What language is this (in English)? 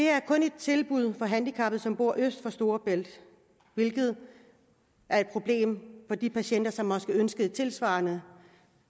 Danish